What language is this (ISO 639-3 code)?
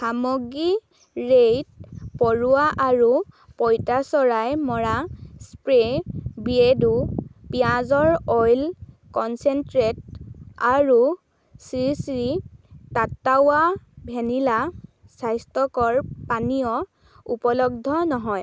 asm